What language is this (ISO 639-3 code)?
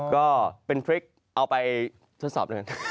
tha